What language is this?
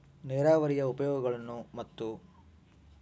Kannada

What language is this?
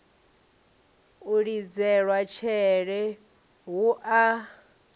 Venda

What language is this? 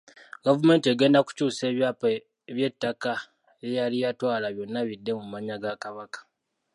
Ganda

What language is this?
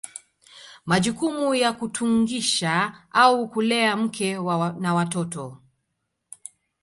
Swahili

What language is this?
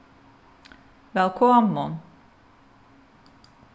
Faroese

